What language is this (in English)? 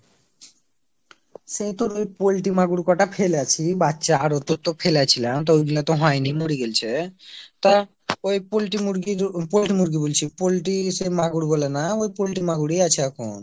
Bangla